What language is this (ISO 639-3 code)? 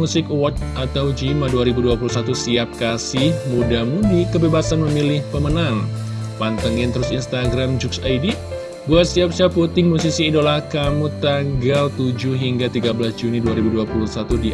ind